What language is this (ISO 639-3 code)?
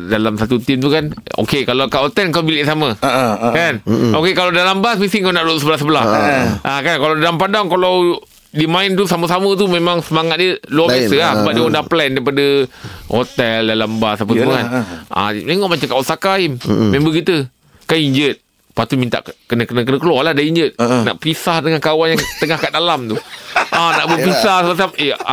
msa